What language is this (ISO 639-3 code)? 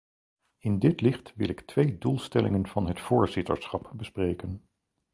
nld